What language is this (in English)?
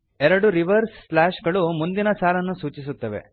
Kannada